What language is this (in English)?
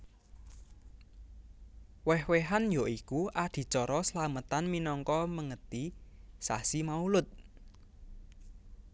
Javanese